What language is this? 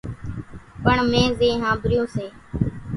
Kachi Koli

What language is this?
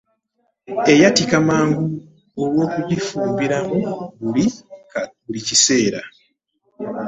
Ganda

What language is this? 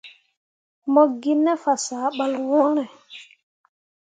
Mundang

